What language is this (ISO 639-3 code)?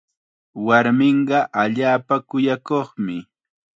qxa